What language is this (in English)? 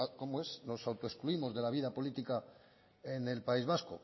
Spanish